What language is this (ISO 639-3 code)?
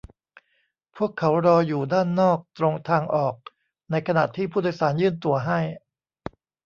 tha